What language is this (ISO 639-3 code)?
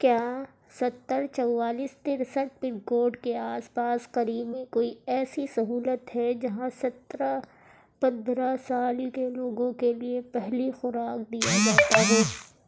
urd